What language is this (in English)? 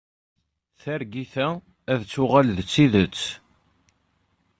Kabyle